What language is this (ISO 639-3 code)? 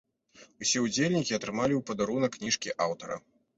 bel